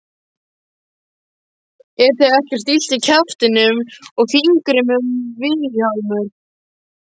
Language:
Icelandic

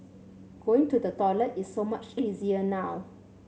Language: English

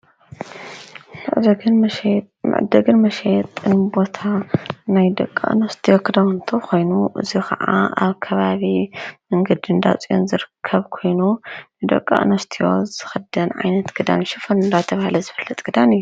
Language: Tigrinya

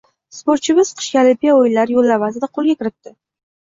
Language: Uzbek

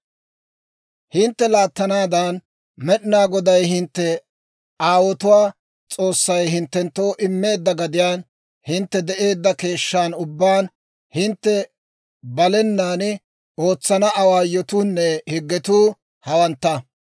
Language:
Dawro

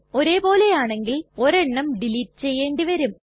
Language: Malayalam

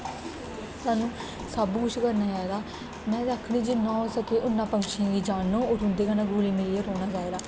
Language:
Dogri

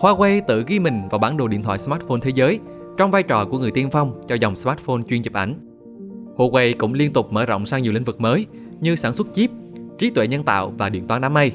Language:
Vietnamese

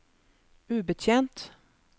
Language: Norwegian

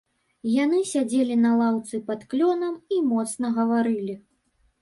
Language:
Belarusian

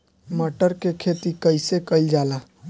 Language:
Bhojpuri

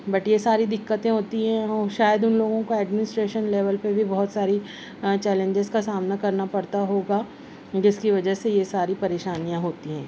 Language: Urdu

